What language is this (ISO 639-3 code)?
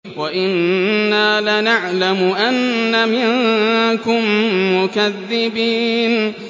ara